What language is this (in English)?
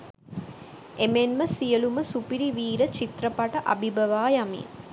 Sinhala